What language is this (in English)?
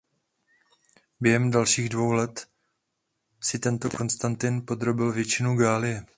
Czech